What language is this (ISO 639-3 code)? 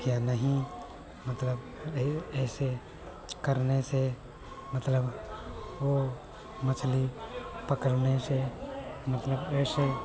hin